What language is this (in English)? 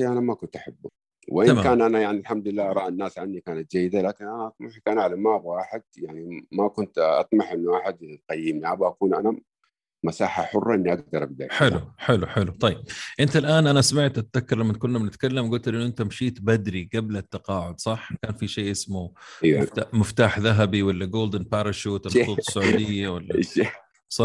Arabic